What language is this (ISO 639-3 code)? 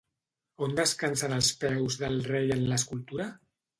cat